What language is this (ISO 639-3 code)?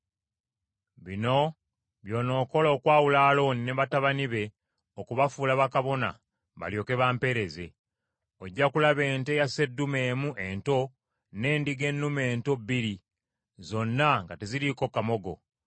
lug